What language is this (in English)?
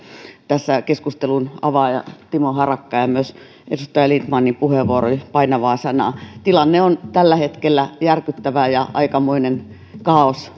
Finnish